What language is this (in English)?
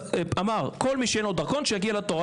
Hebrew